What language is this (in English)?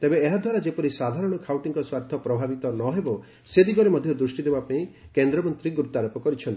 Odia